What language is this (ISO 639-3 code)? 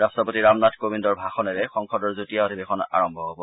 asm